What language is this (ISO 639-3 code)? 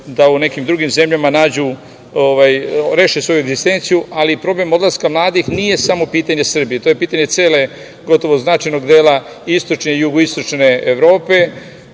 srp